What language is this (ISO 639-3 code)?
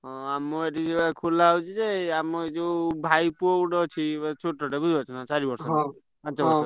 ori